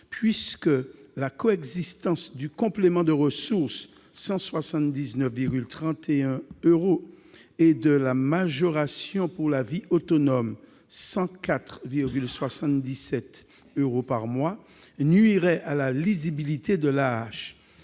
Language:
French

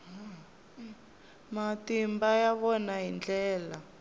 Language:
Tsonga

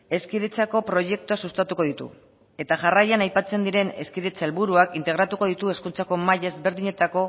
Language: Basque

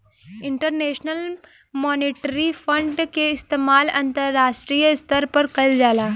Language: Bhojpuri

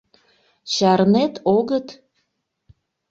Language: Mari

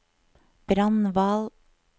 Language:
Norwegian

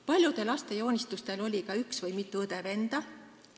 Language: Estonian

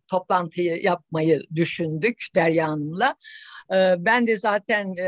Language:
Turkish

